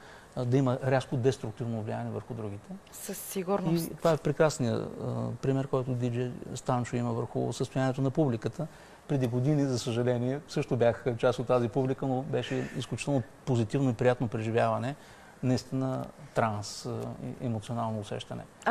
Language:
Bulgarian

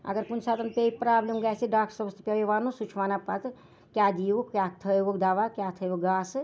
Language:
Kashmiri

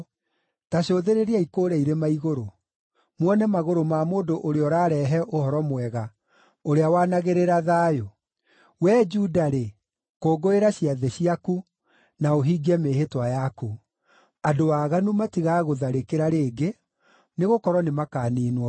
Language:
Kikuyu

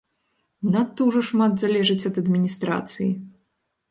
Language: Belarusian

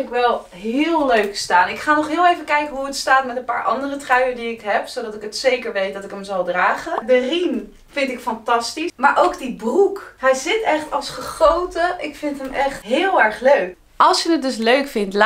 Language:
Dutch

